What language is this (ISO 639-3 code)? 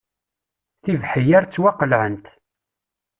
kab